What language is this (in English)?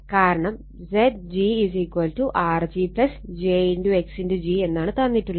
Malayalam